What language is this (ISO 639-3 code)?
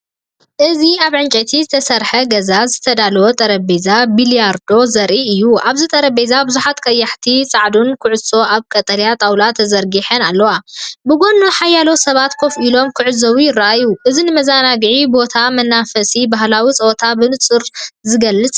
tir